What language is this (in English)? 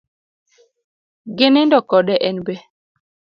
Luo (Kenya and Tanzania)